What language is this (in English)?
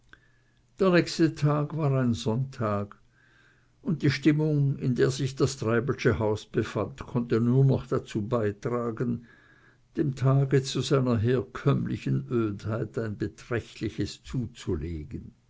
German